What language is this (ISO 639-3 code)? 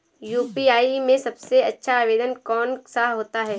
hin